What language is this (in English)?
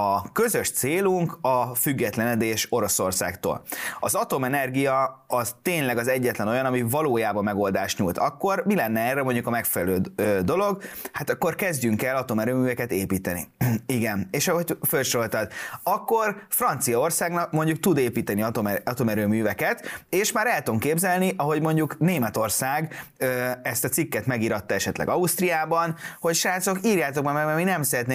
Hungarian